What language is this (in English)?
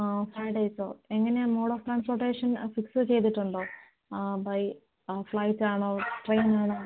Malayalam